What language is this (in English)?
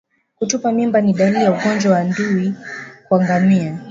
Swahili